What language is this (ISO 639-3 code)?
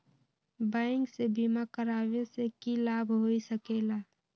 mag